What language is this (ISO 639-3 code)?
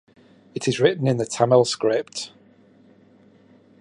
eng